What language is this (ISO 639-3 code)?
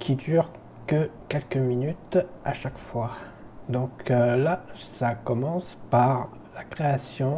fra